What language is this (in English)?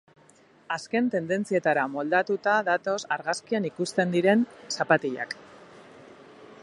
Basque